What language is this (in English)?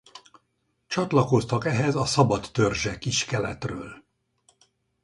Hungarian